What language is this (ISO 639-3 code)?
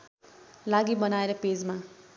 nep